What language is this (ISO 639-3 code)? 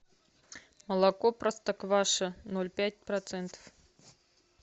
rus